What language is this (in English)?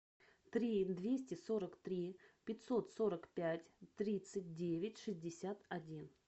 Russian